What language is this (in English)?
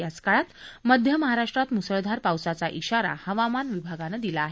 Marathi